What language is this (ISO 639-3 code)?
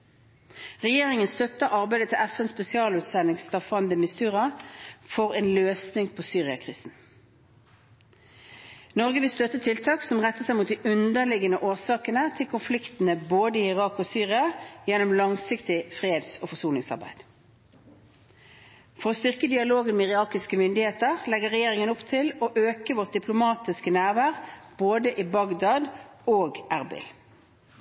nob